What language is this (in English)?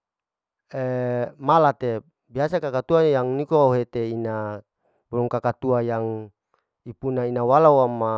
Larike-Wakasihu